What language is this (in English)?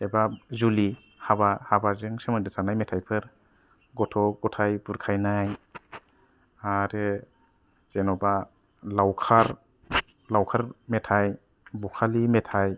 Bodo